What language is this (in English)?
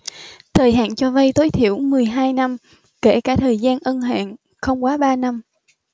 Vietnamese